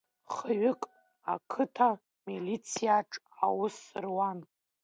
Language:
Abkhazian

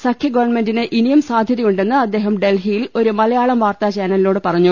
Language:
Malayalam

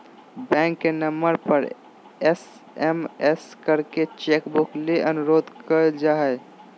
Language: Magahi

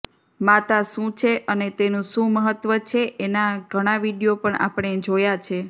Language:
Gujarati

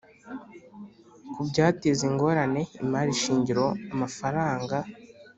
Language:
Kinyarwanda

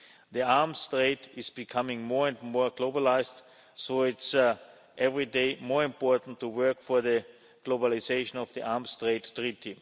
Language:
English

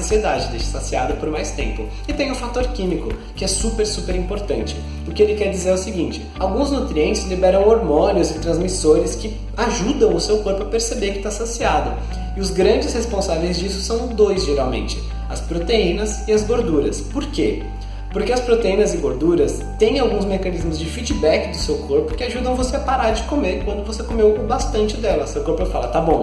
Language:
Portuguese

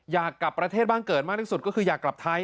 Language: Thai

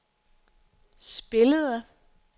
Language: Danish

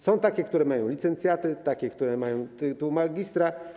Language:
Polish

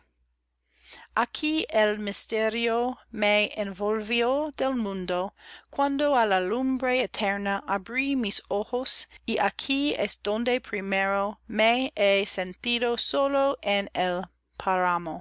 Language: Spanish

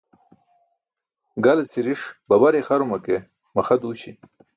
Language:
Burushaski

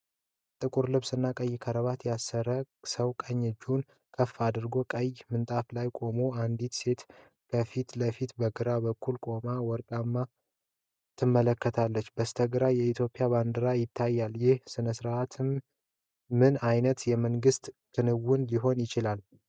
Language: Amharic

